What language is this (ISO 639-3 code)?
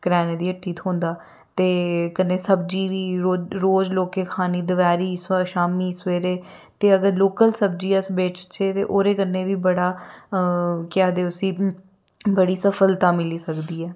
doi